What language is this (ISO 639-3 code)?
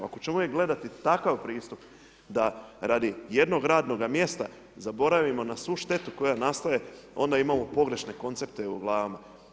hrv